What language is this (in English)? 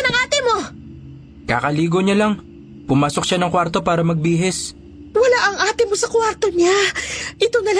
Filipino